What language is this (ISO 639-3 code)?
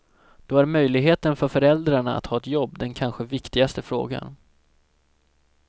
swe